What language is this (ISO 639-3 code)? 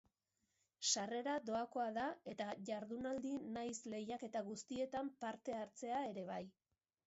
eus